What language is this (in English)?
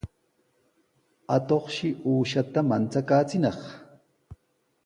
Sihuas Ancash Quechua